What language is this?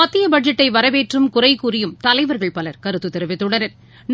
Tamil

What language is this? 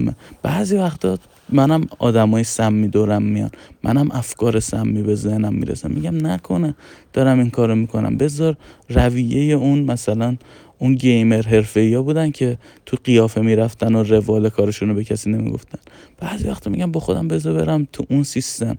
Persian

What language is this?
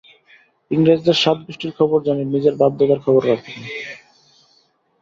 Bangla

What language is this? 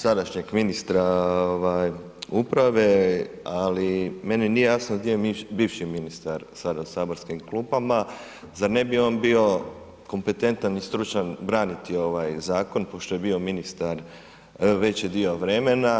Croatian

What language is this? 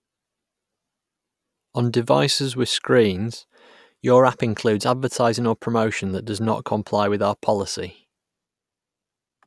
English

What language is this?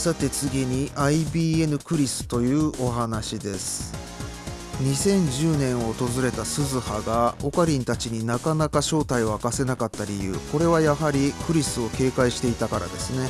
Japanese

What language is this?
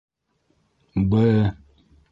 Bashkir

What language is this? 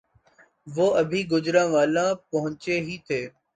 Urdu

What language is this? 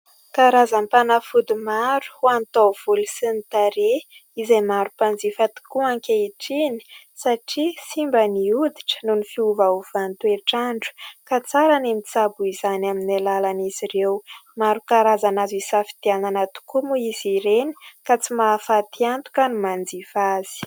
Malagasy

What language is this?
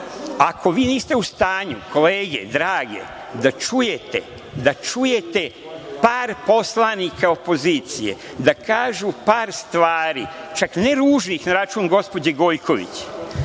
Serbian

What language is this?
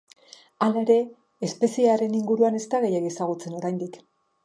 Basque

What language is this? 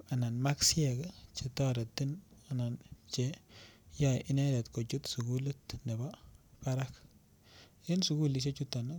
Kalenjin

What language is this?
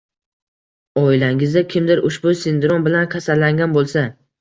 Uzbek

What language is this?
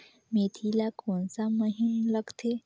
Chhattisgarhi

